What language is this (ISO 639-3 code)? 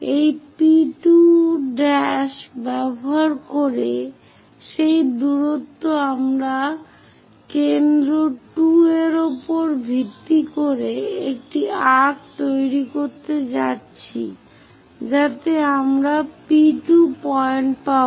ben